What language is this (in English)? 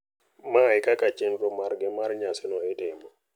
Luo (Kenya and Tanzania)